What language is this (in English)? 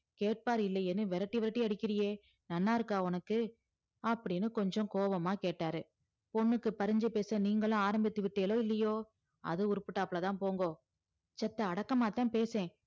Tamil